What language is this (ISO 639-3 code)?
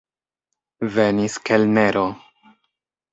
epo